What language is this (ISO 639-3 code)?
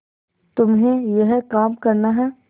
hin